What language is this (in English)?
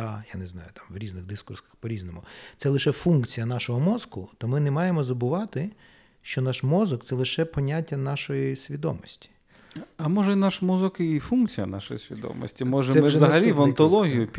Ukrainian